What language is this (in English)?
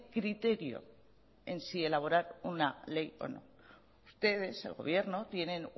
Spanish